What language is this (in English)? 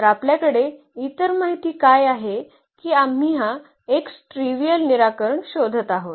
Marathi